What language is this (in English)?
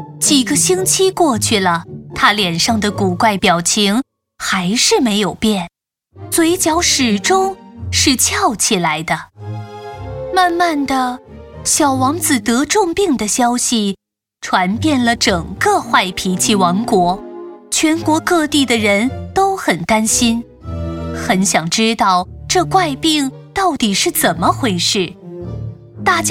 Chinese